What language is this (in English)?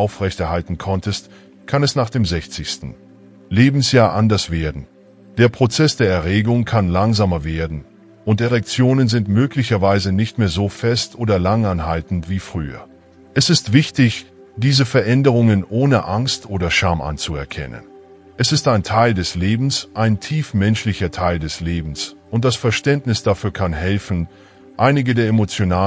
German